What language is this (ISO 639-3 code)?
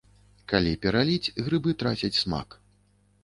bel